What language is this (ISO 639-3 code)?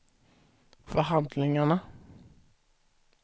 swe